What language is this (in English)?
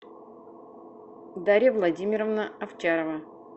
Russian